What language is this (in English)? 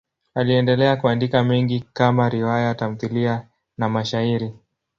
Swahili